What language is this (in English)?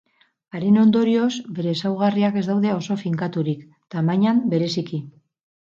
Basque